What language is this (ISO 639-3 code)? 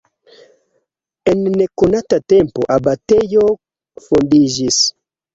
epo